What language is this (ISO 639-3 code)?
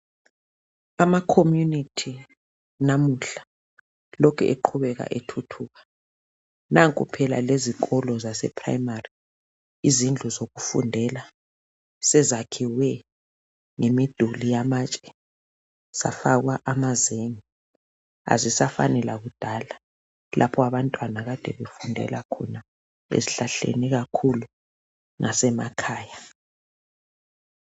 nde